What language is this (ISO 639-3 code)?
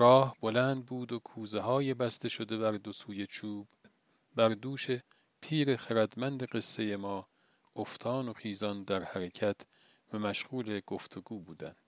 fas